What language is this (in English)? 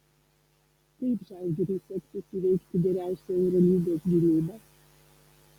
Lithuanian